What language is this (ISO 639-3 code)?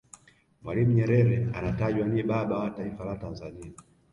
swa